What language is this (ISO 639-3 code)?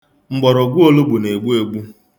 ibo